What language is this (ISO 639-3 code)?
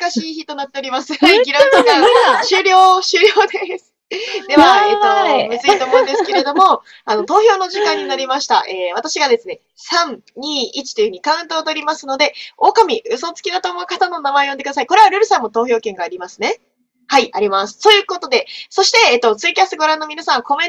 jpn